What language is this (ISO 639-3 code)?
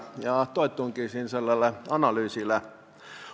est